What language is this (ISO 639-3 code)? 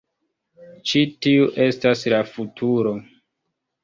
epo